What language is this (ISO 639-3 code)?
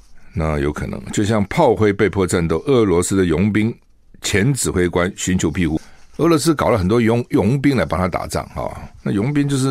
zho